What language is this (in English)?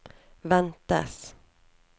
Norwegian